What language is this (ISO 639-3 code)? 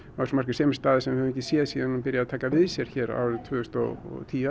isl